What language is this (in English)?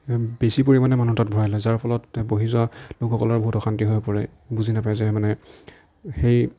Assamese